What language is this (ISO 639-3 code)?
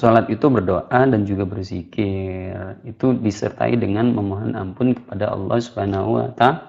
ind